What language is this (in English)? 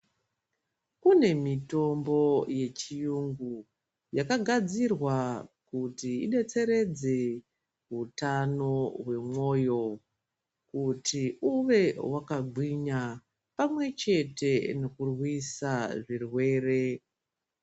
Ndau